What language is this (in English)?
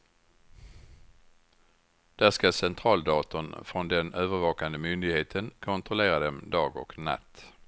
Swedish